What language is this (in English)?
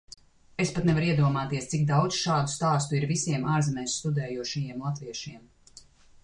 Latvian